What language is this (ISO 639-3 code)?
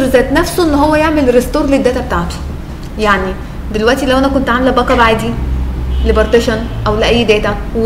ara